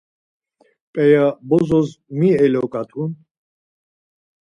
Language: Laz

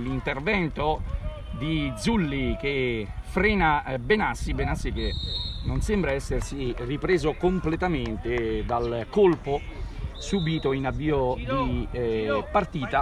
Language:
Italian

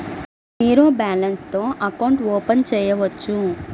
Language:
Telugu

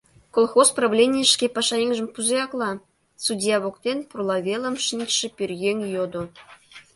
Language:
Mari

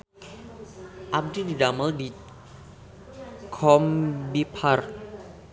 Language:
Sundanese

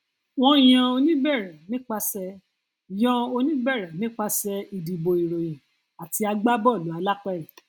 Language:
Yoruba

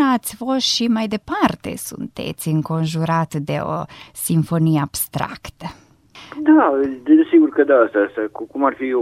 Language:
Romanian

